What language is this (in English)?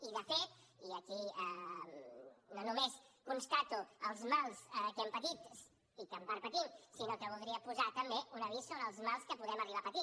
Catalan